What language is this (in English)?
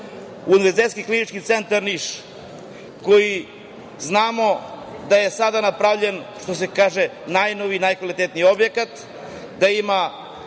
Serbian